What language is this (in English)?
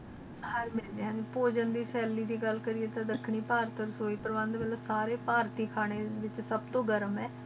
Punjabi